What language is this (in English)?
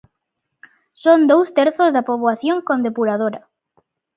Galician